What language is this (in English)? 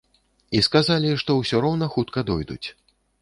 Belarusian